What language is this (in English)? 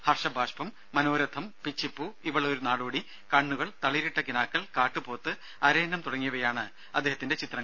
Malayalam